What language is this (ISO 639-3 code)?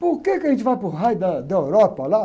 por